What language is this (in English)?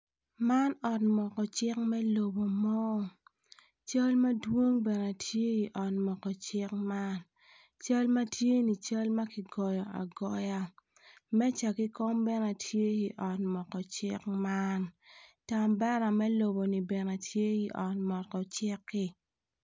Acoli